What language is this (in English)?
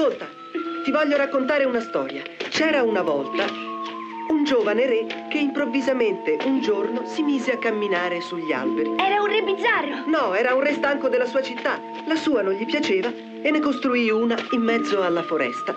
Italian